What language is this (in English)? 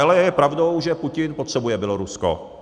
Czech